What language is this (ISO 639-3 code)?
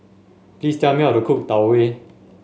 eng